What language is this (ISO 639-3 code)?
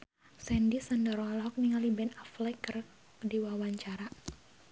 sun